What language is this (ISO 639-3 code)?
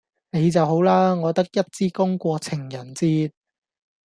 yue